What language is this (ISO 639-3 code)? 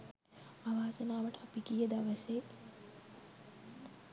sin